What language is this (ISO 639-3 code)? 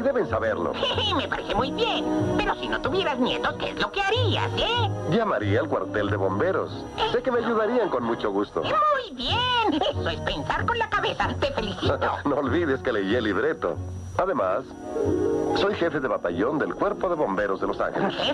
spa